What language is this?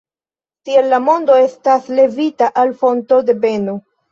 Esperanto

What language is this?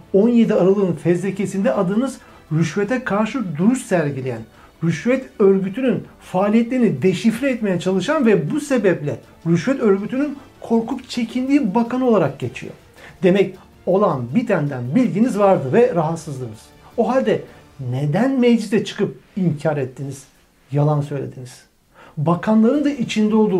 Turkish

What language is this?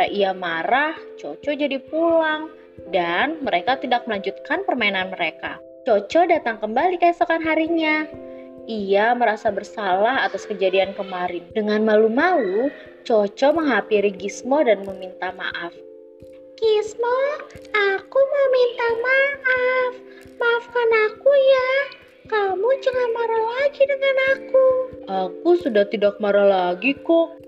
Indonesian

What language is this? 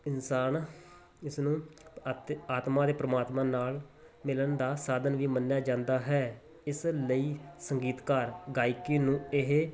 Punjabi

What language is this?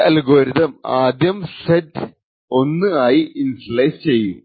Malayalam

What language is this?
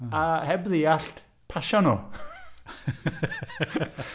Welsh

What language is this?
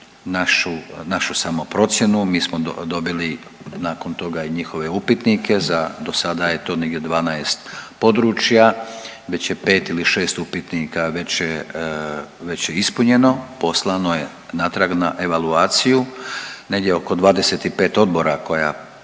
Croatian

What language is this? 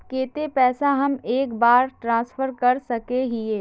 Magahi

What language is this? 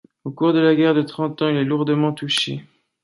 French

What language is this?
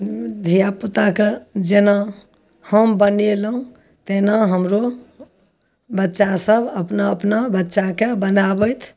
Maithili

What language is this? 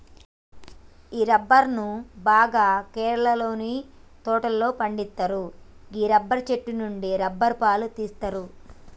Telugu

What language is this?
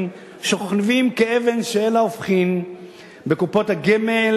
Hebrew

